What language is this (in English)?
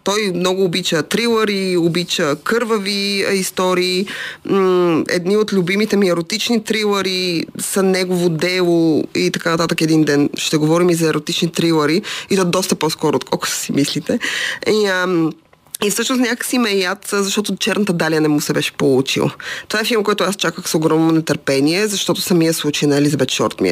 Bulgarian